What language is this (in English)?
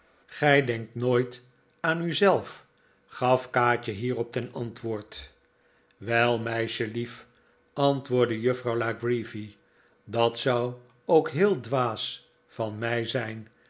Dutch